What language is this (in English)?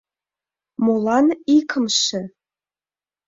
Mari